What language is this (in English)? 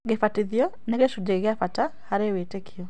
Kikuyu